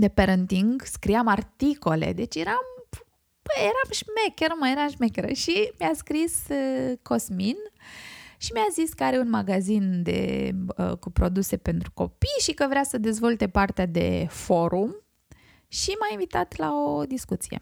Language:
Romanian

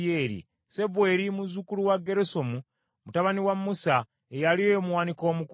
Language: Ganda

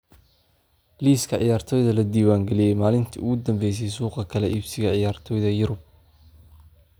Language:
Somali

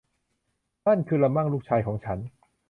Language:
Thai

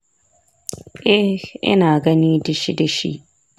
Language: Hausa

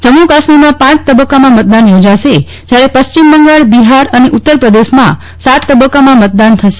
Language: Gujarati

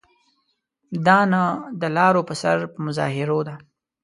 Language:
Pashto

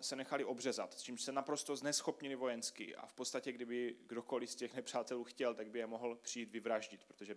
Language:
Czech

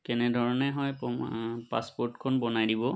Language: Assamese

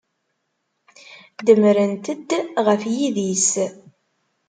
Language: Kabyle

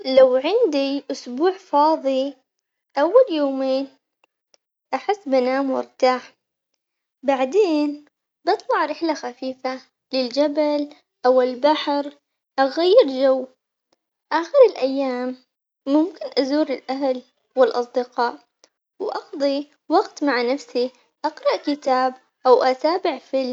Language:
Omani Arabic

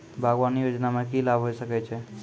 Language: Maithili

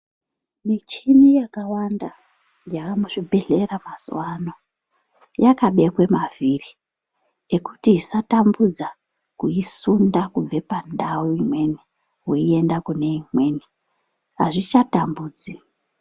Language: Ndau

